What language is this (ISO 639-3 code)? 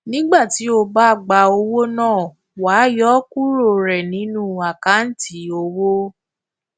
yor